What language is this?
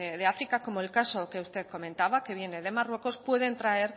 Spanish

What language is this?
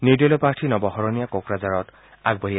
Assamese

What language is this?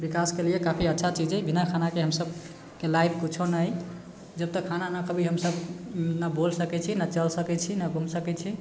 Maithili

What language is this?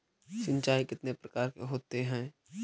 Magahi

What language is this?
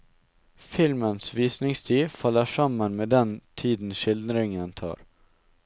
Norwegian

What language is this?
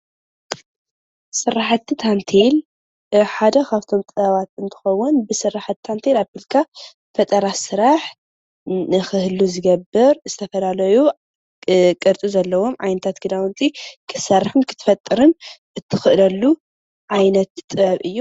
Tigrinya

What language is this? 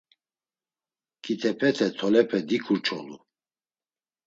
Laz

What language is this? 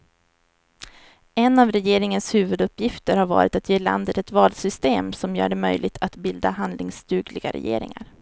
Swedish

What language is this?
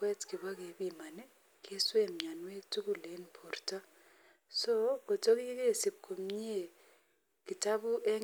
Kalenjin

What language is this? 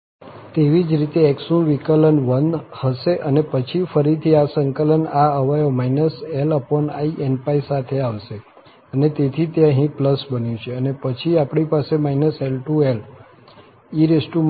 Gujarati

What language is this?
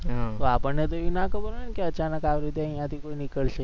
Gujarati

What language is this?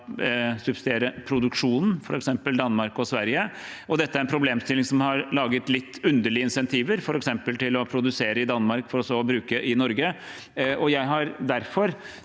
Norwegian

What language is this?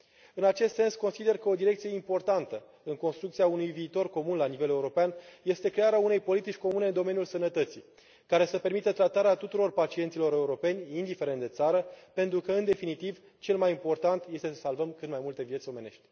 Romanian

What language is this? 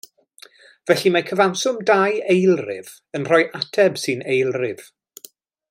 Welsh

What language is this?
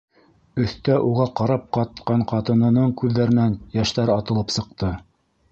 Bashkir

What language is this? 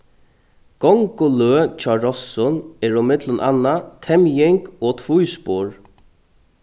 Faroese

